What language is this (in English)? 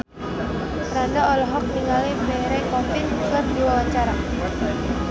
Sundanese